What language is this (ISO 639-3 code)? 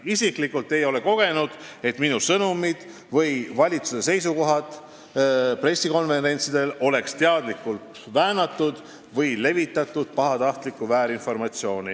est